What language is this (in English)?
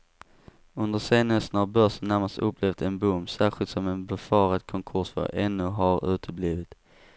Swedish